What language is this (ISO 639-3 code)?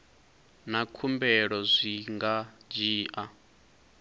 ven